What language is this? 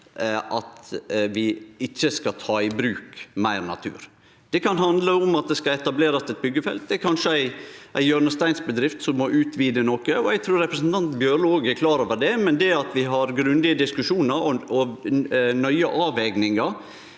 Norwegian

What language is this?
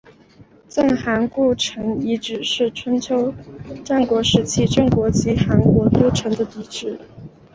Chinese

